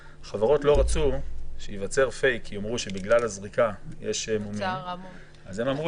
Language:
Hebrew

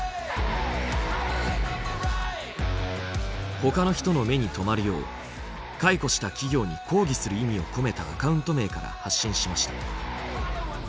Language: Japanese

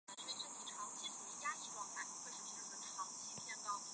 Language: Chinese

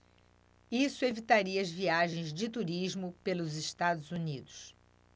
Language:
Portuguese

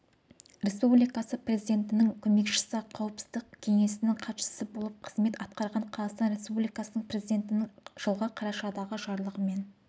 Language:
Kazakh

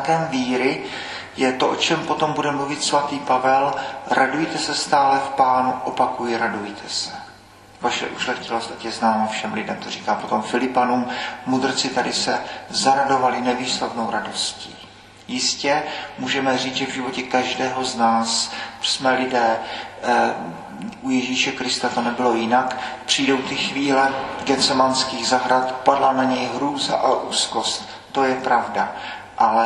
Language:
Czech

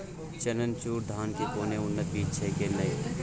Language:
Maithili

